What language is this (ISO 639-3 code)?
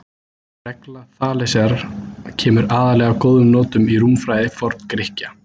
isl